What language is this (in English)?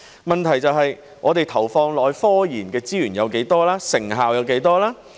Cantonese